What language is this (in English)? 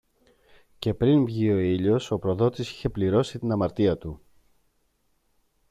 Greek